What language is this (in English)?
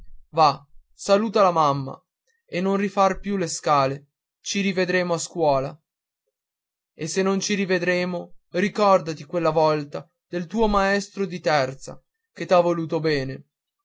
Italian